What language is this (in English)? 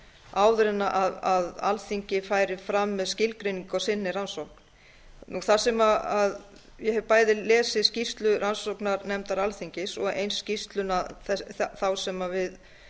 Icelandic